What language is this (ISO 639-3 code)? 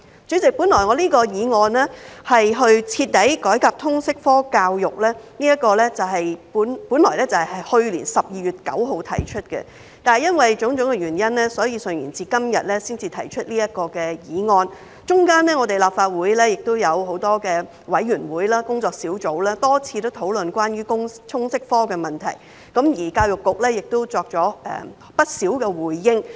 yue